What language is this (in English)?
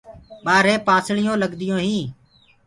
Gurgula